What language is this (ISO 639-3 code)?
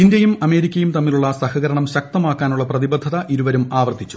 mal